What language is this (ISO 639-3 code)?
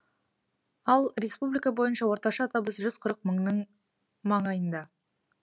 kaz